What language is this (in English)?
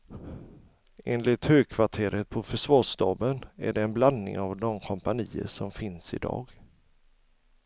Swedish